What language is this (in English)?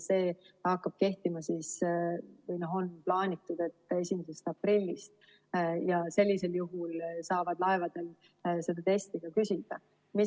Estonian